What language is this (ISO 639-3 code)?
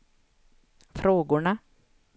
swe